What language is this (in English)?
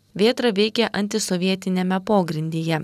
Lithuanian